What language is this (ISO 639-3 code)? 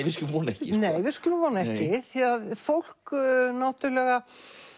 isl